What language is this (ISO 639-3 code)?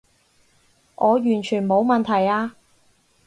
yue